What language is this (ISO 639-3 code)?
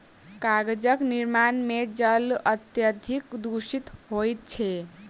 mai